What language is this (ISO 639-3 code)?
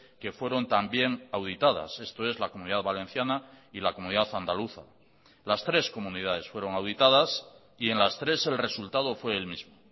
spa